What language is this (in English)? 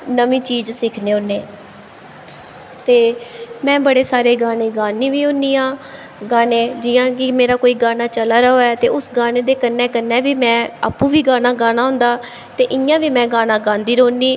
Dogri